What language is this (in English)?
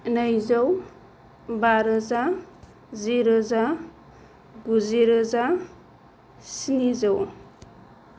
Bodo